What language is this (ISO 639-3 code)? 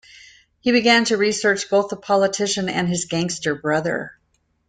eng